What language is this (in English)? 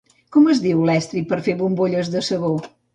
Catalan